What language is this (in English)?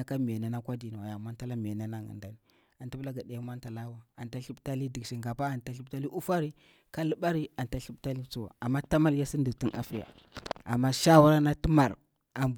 Bura-Pabir